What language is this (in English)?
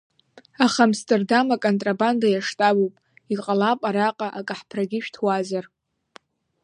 Abkhazian